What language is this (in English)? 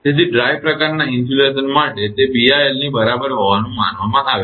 Gujarati